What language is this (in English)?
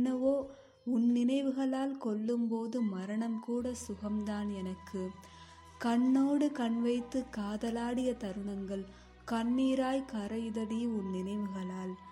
Tamil